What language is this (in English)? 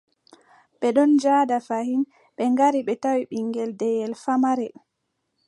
Adamawa Fulfulde